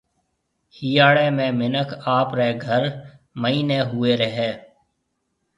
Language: Marwari (Pakistan)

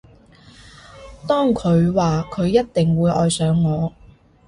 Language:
Cantonese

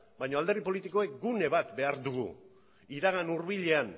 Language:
Basque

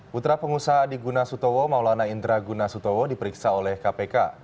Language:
Indonesian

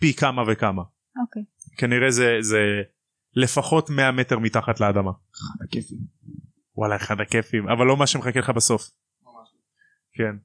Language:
Hebrew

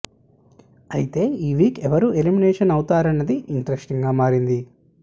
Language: Telugu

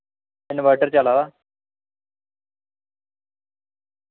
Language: Dogri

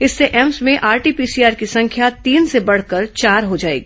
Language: Hindi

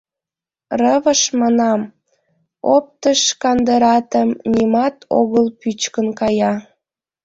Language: Mari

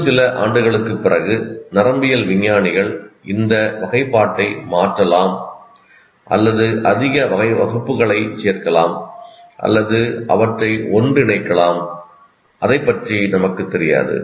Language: Tamil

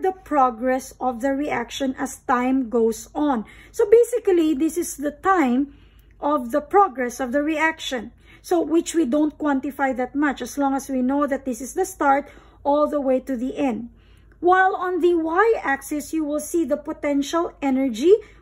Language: English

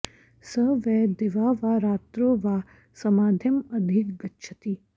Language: Sanskrit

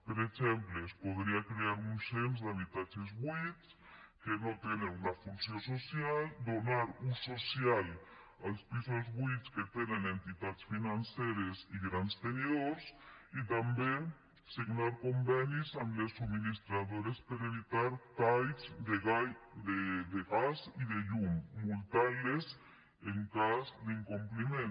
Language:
Catalan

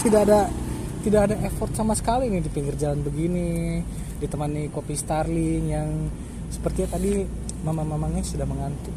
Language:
Indonesian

